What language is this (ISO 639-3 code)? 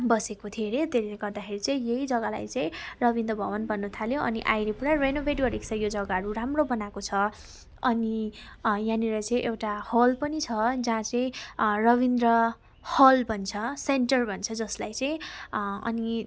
nep